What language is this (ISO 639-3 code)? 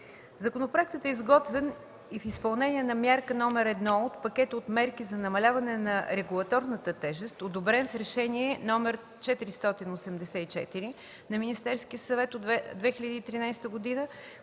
bul